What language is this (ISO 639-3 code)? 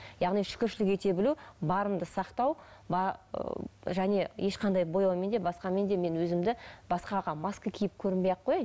kaz